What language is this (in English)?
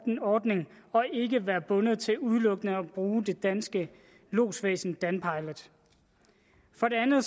Danish